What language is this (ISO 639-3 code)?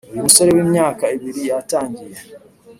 kin